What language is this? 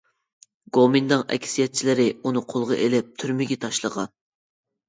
Uyghur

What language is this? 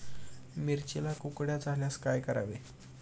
Marathi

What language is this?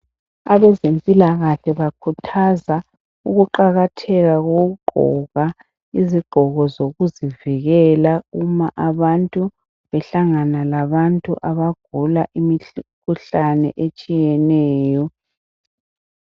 North Ndebele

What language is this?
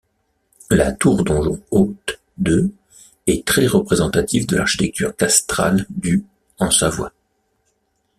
French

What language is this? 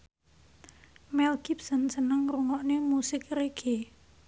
Javanese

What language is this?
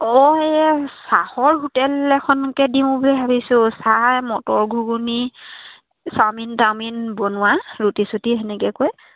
Assamese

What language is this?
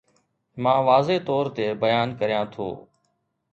Sindhi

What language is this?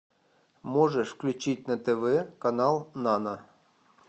Russian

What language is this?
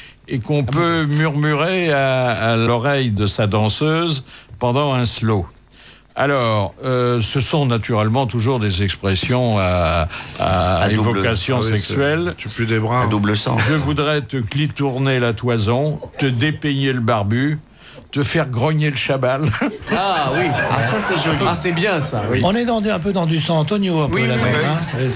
French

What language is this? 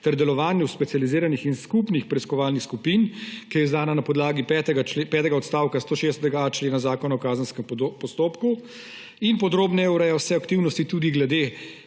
Slovenian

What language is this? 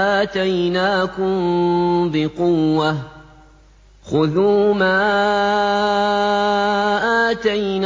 Arabic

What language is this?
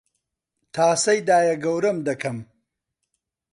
Central Kurdish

